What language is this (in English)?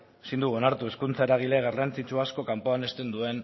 Basque